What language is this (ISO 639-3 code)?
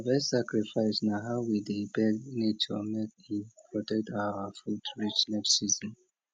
pcm